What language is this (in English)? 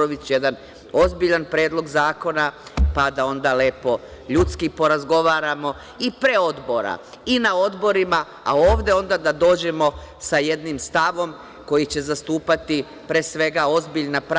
Serbian